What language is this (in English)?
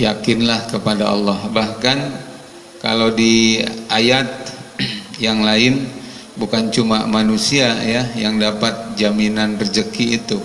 Indonesian